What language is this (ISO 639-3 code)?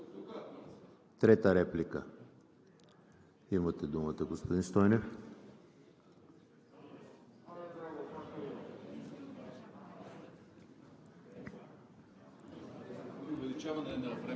bul